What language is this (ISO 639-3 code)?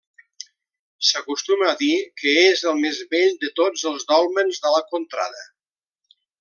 cat